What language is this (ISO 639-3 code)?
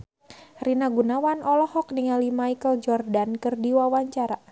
sun